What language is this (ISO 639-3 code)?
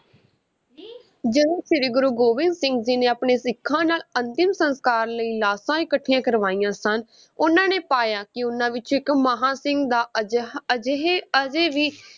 pan